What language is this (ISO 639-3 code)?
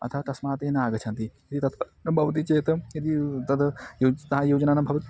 san